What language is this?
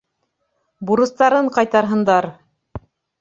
Bashkir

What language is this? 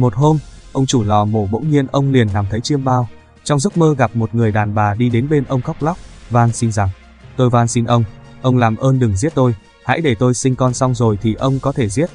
Vietnamese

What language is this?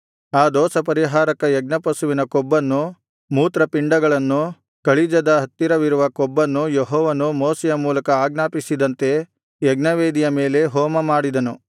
Kannada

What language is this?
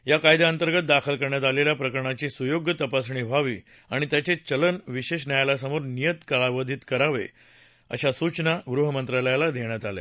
Marathi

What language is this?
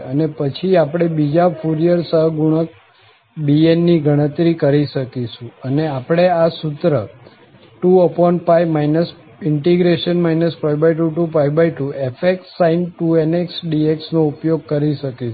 Gujarati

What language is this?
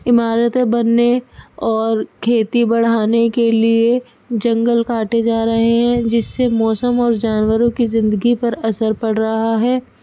Urdu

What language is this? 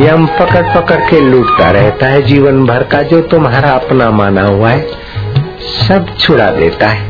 Hindi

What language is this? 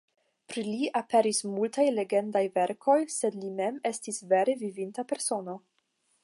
Esperanto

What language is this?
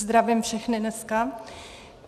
Czech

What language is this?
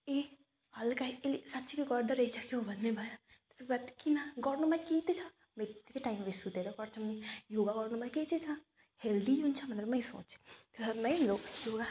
Nepali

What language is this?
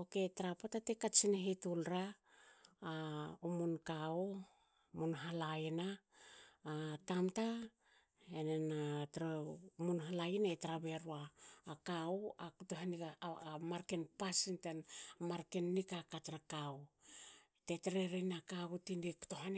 Hakö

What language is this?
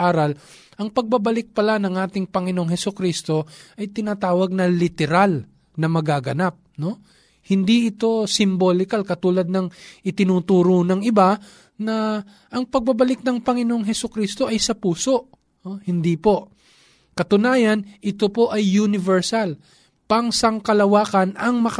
Filipino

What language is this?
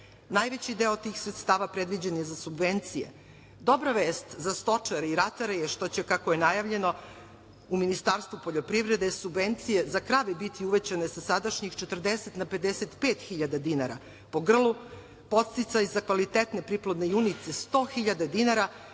Serbian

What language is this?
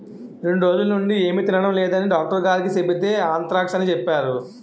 Telugu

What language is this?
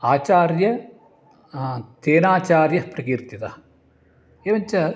Sanskrit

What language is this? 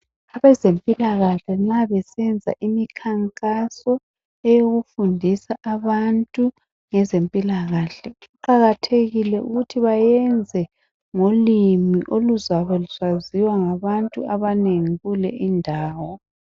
North Ndebele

